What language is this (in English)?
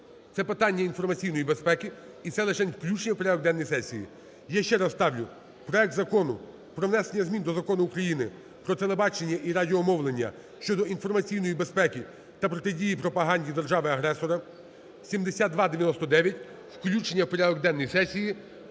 Ukrainian